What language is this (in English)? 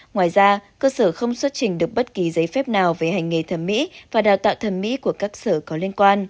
Vietnamese